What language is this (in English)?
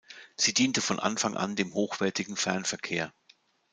German